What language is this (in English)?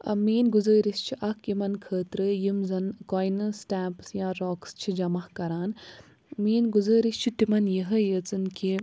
Kashmiri